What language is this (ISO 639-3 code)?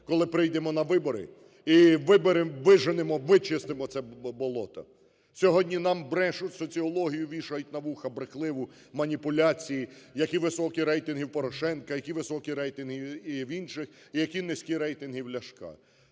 ukr